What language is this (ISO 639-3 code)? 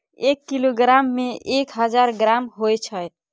mai